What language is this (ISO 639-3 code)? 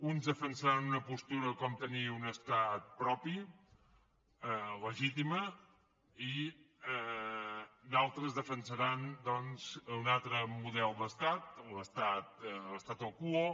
cat